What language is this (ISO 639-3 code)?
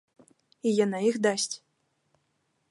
bel